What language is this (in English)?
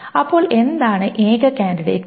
Malayalam